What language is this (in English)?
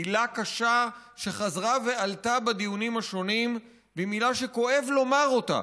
Hebrew